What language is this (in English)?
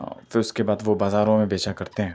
Urdu